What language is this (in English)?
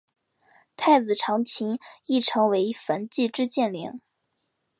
Chinese